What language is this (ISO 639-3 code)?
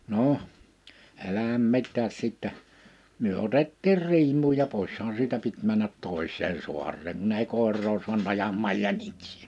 fin